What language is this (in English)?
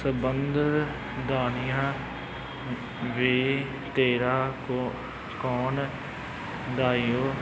Punjabi